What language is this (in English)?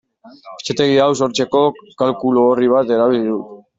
Basque